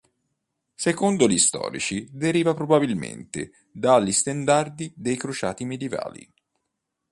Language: Italian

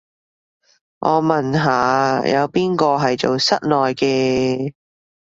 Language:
Cantonese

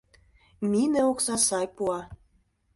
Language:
Mari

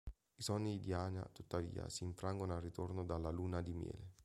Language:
Italian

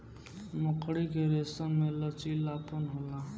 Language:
Bhojpuri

